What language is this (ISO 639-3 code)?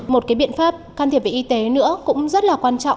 vie